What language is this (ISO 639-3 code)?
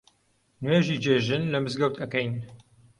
ckb